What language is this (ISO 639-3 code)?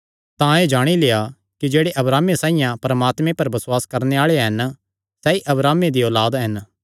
xnr